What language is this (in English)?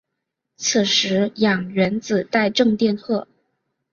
Chinese